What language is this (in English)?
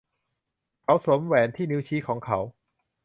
Thai